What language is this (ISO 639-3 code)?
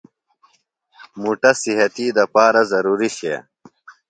phl